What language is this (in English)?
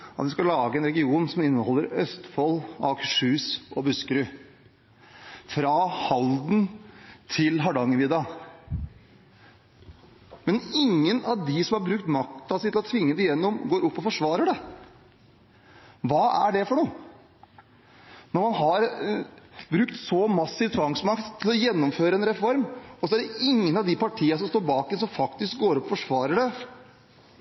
Norwegian Bokmål